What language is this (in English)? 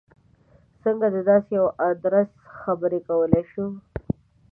Pashto